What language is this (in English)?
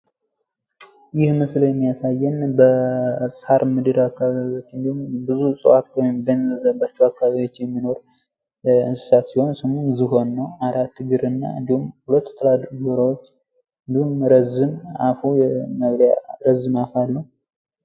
Amharic